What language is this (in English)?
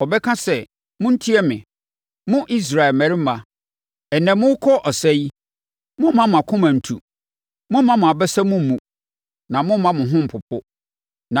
Akan